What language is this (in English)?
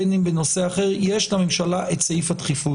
Hebrew